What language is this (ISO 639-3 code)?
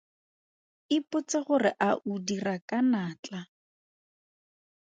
tsn